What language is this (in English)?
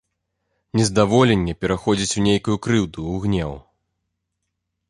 Belarusian